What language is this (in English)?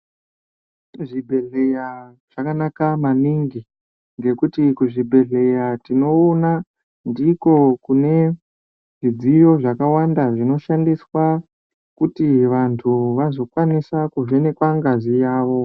Ndau